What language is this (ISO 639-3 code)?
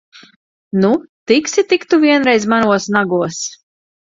lav